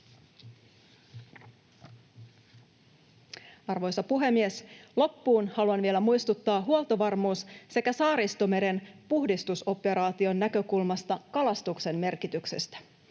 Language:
Finnish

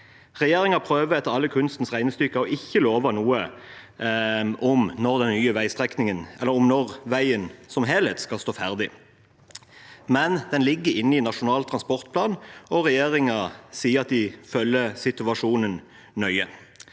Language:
Norwegian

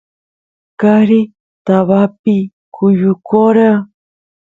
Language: Santiago del Estero Quichua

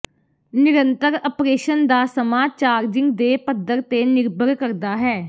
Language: Punjabi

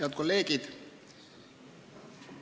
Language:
Estonian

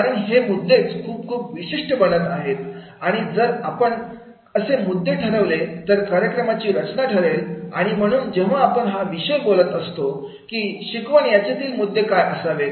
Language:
Marathi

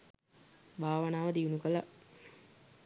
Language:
Sinhala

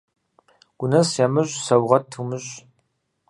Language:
Kabardian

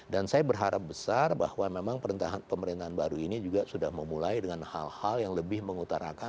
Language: Indonesian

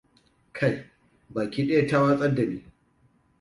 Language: Hausa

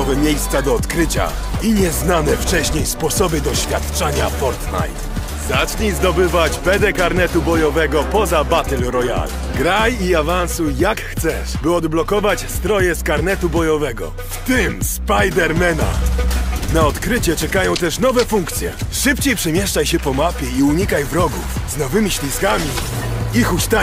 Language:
Polish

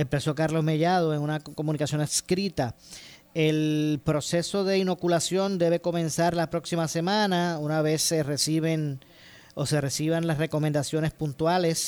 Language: Spanish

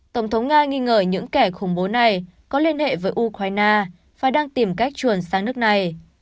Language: Vietnamese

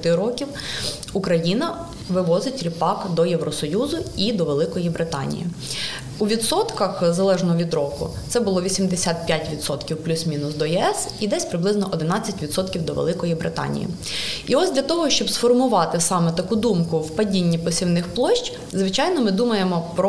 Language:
Ukrainian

